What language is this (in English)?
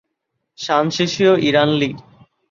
Bangla